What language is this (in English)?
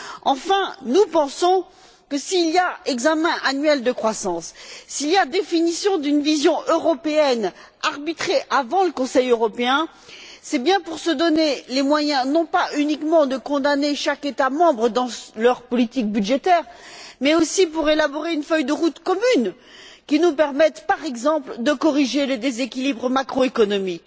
French